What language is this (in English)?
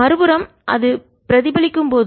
Tamil